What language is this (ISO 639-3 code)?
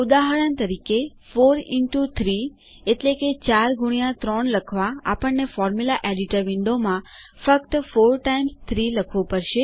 guj